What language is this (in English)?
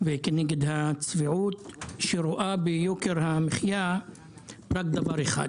Hebrew